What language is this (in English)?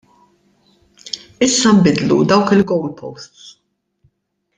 Maltese